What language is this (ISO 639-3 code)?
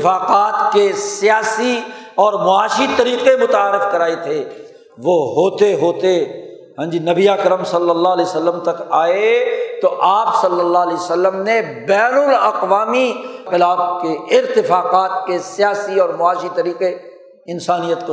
urd